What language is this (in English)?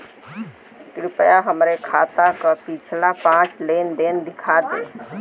Bhojpuri